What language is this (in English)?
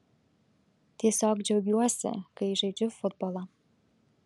Lithuanian